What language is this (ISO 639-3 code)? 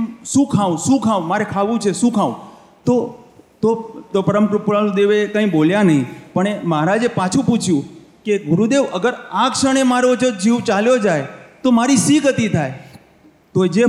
guj